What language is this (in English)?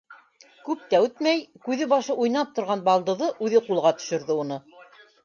Bashkir